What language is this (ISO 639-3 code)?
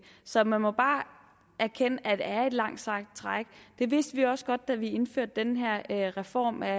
dan